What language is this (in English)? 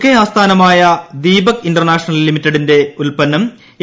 Malayalam